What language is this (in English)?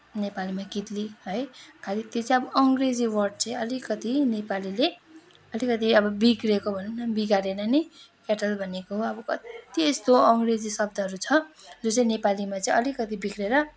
Nepali